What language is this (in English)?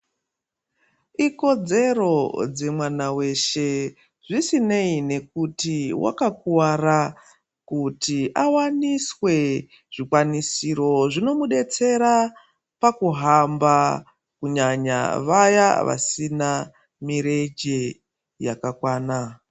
Ndau